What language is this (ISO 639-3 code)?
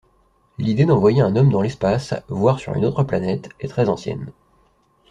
fra